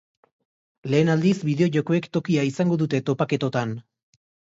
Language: Basque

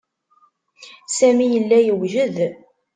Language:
Kabyle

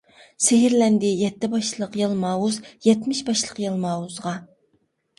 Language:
Uyghur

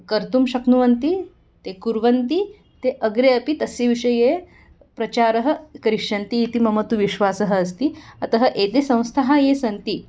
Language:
Sanskrit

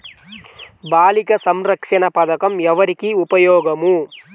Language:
Telugu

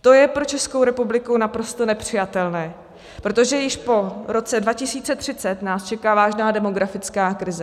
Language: Czech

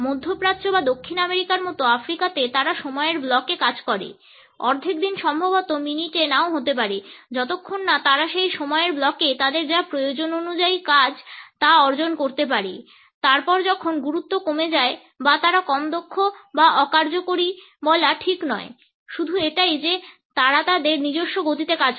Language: Bangla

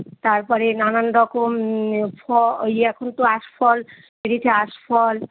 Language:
Bangla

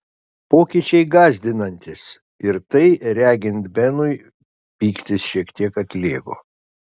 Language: Lithuanian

